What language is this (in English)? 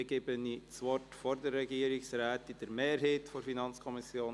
Swiss German